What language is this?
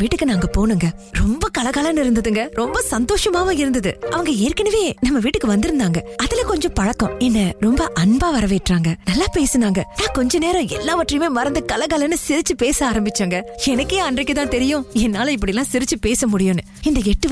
Tamil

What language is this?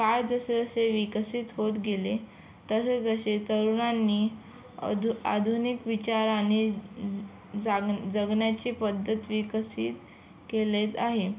Marathi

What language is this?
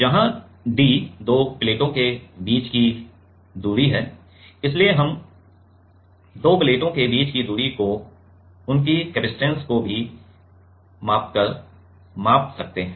Hindi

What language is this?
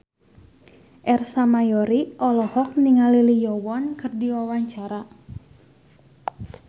Sundanese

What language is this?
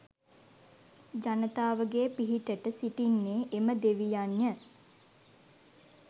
Sinhala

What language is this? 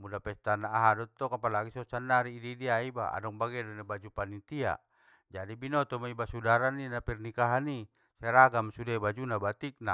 Batak Mandailing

